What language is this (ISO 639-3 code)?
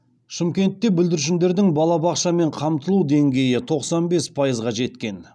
kaz